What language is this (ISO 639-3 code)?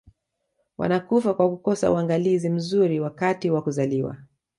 swa